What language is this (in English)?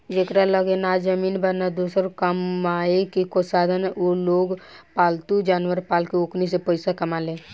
Bhojpuri